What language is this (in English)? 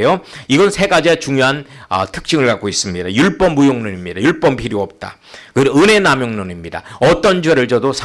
Korean